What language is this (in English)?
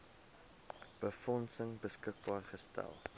Afrikaans